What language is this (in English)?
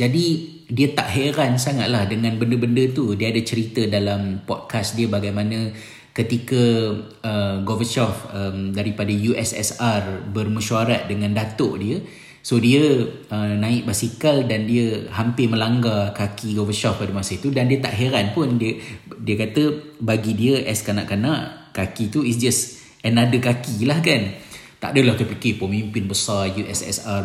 Malay